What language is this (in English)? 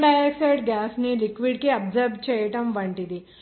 Telugu